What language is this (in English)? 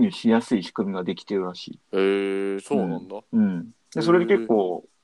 Japanese